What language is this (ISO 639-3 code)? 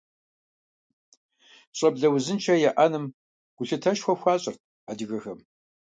kbd